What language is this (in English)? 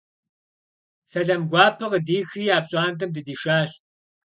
Kabardian